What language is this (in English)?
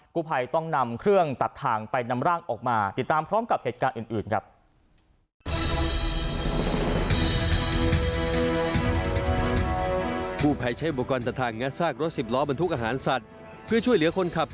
Thai